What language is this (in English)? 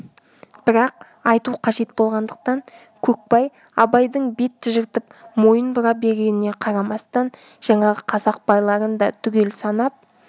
Kazakh